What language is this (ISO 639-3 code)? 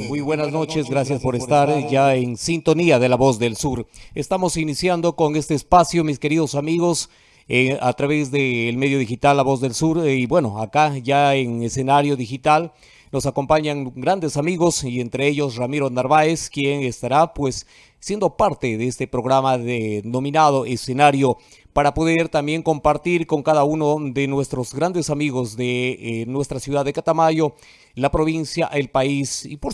spa